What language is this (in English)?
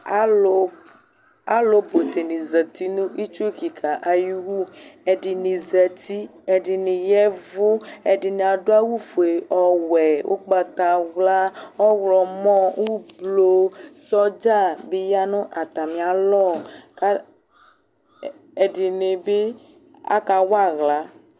Ikposo